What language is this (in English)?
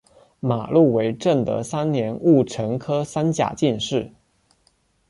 Chinese